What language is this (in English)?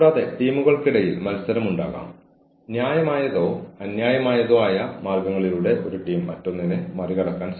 Malayalam